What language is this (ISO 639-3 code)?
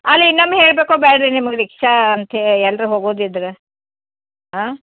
kan